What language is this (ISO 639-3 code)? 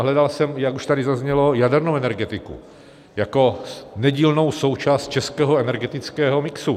ces